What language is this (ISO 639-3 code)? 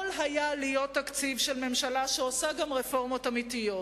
heb